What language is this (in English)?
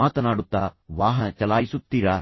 Kannada